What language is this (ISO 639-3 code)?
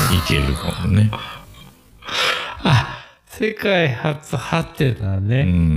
jpn